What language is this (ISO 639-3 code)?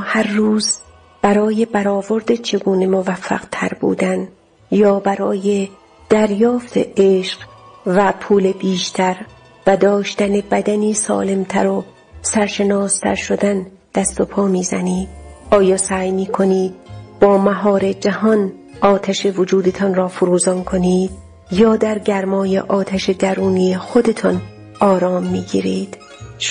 fas